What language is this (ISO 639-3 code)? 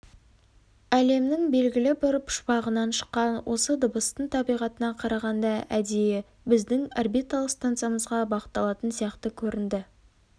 kaz